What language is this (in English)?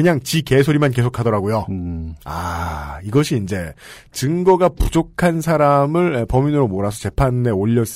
Korean